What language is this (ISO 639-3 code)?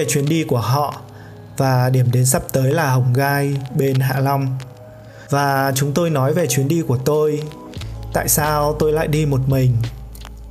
vie